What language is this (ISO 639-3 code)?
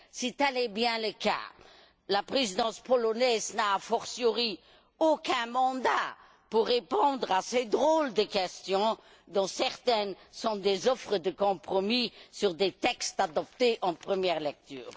fra